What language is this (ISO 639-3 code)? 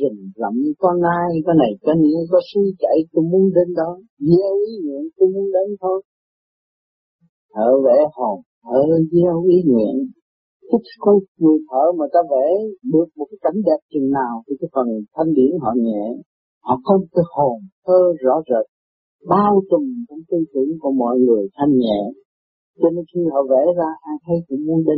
vie